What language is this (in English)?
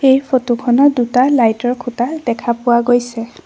Assamese